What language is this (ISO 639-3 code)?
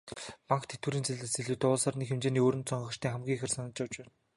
mon